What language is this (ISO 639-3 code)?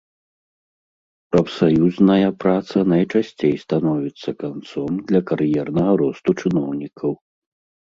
bel